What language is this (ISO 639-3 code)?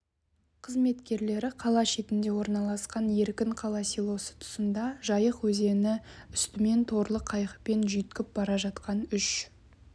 kaz